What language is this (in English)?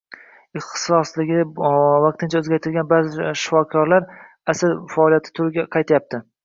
Uzbek